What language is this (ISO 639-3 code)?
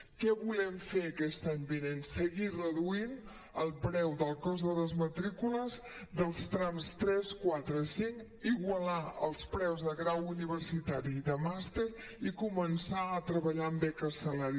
cat